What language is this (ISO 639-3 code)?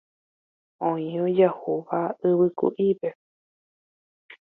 grn